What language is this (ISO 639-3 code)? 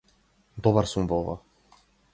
mkd